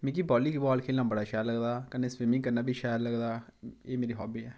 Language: Dogri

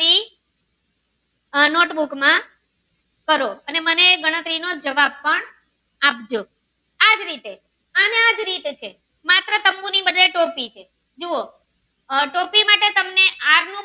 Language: Gujarati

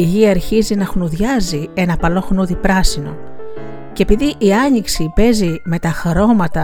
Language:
Greek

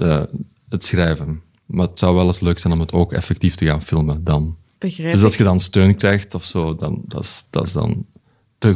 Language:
Dutch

